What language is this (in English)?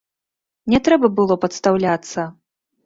Belarusian